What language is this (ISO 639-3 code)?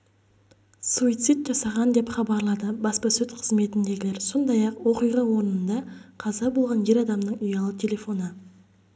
kaz